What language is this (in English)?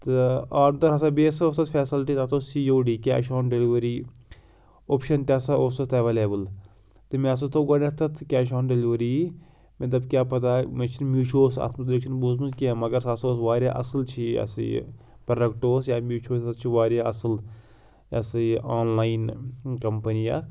Kashmiri